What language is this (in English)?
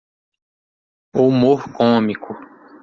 Portuguese